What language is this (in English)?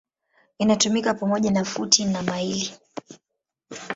Swahili